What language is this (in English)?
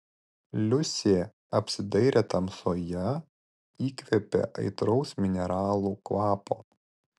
Lithuanian